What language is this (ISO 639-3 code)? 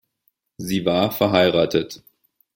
deu